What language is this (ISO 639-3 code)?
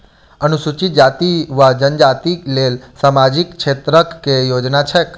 mai